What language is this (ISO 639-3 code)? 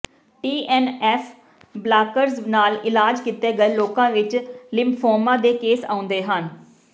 pan